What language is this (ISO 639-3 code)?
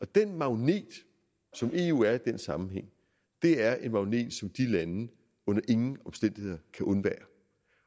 dan